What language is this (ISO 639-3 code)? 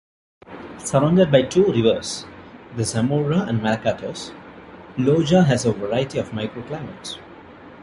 eng